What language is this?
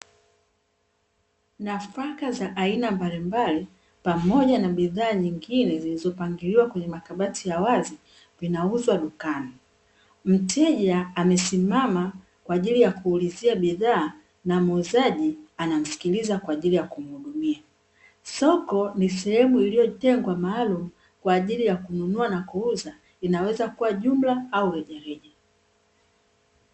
Swahili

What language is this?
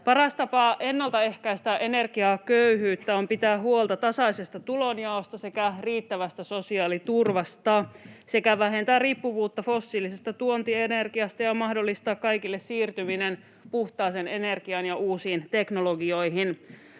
Finnish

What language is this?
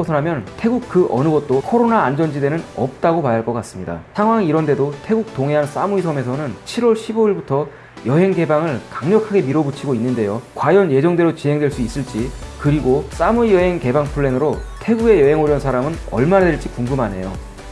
Korean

